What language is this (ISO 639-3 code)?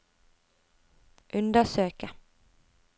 nor